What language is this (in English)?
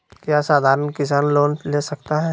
Magahi